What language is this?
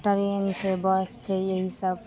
Maithili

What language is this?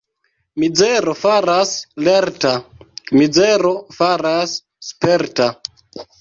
Esperanto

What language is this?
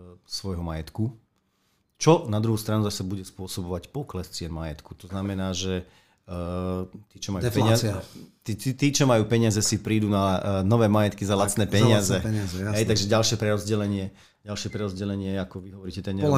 Slovak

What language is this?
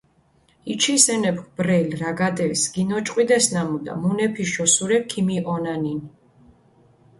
Mingrelian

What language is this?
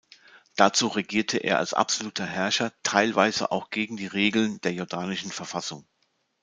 German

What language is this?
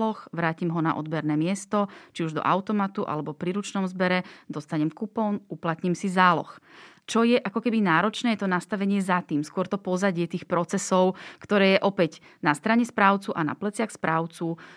Slovak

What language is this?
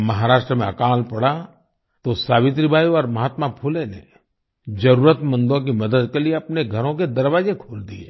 Hindi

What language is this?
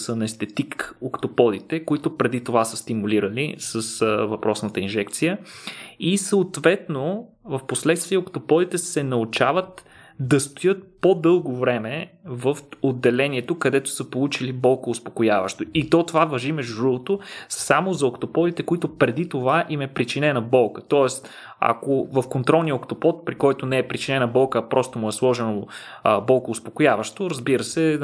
Bulgarian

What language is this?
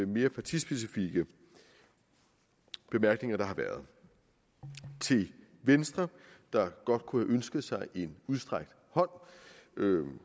Danish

